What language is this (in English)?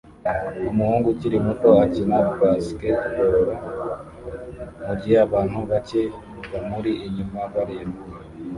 Kinyarwanda